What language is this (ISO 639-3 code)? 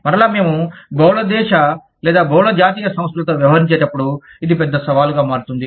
tel